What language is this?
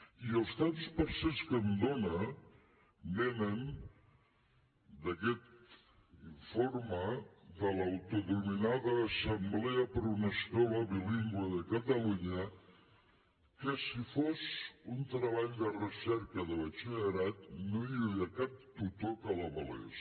Catalan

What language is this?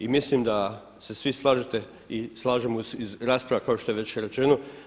Croatian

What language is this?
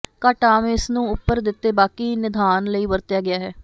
Punjabi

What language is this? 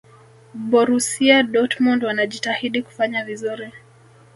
Swahili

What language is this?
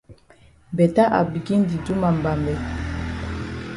Cameroon Pidgin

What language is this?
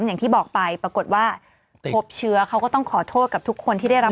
Thai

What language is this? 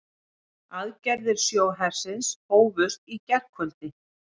Icelandic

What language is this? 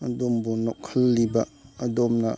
Manipuri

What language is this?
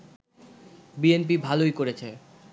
Bangla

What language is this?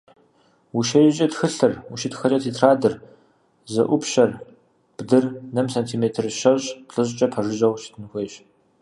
Kabardian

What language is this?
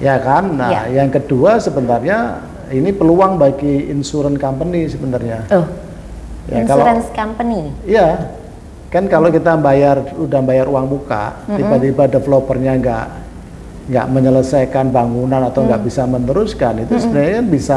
Indonesian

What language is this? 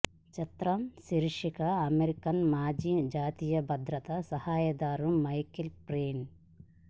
Telugu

